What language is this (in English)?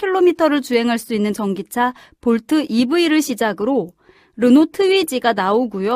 Korean